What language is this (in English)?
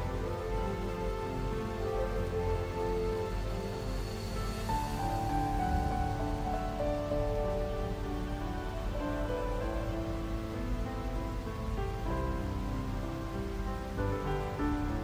Persian